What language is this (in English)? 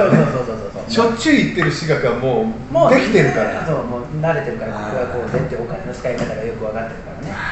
Japanese